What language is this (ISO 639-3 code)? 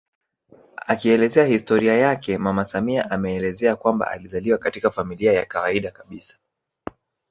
swa